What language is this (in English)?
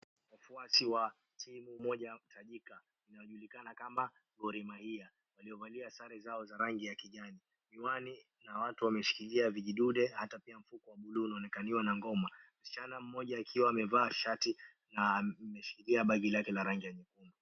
Swahili